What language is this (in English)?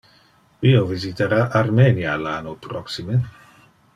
Interlingua